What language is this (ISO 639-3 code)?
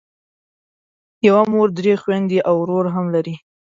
pus